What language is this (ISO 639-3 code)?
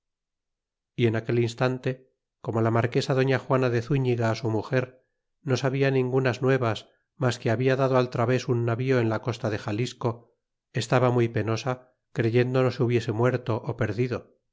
spa